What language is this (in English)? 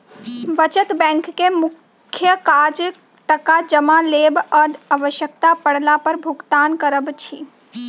Maithili